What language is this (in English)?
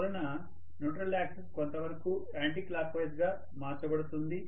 Telugu